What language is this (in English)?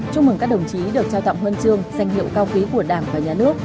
Vietnamese